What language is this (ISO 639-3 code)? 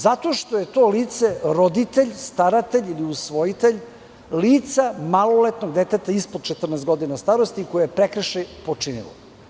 srp